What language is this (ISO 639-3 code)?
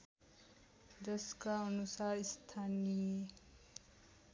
nep